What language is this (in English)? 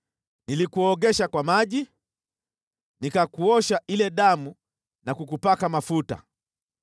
Swahili